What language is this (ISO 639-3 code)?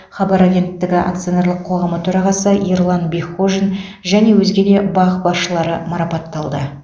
kaz